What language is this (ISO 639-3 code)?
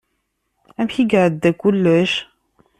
kab